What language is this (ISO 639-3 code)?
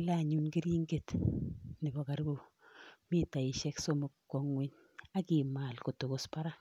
kln